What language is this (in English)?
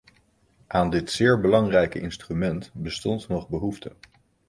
Dutch